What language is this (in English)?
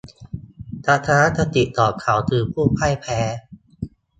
Thai